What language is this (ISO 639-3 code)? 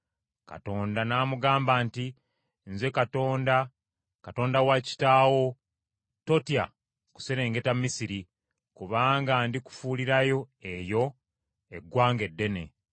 lug